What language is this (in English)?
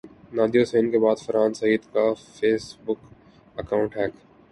Urdu